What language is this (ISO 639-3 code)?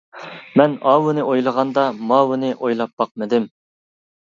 uig